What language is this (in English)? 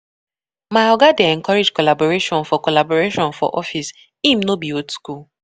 Nigerian Pidgin